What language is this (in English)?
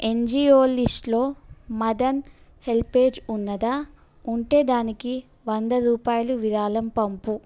Telugu